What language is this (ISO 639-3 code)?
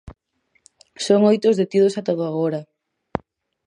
glg